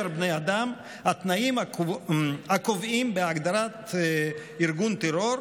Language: Hebrew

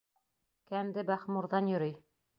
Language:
Bashkir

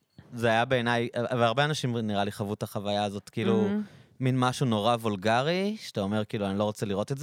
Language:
Hebrew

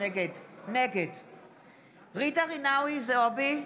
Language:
Hebrew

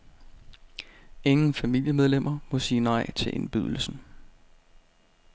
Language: Danish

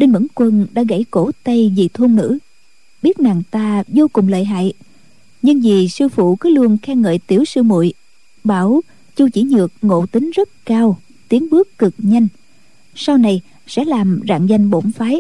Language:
Vietnamese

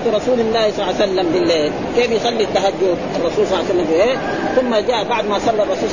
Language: Arabic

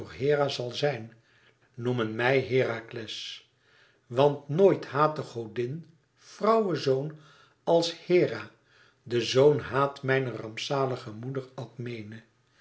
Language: Dutch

